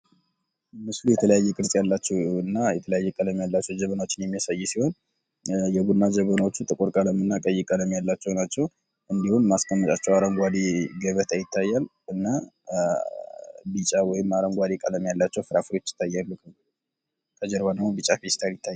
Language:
Amharic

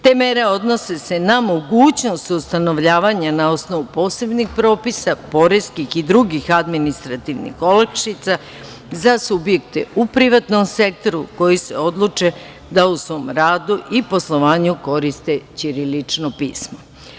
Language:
Serbian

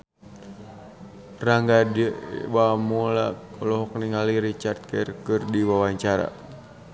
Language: Sundanese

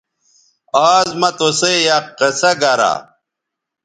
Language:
Bateri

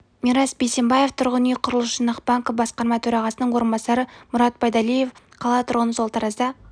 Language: Kazakh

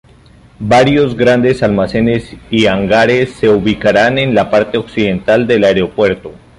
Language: Spanish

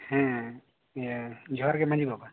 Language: Santali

